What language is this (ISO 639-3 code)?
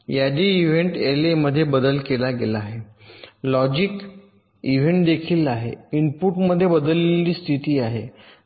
mar